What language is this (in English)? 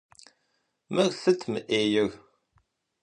Kabardian